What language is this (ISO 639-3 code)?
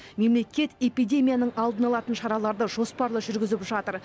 kaz